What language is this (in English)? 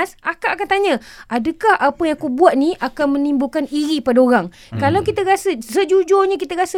Malay